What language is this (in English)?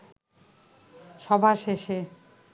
Bangla